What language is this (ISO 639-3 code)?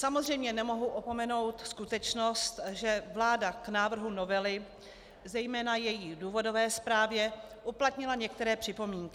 ces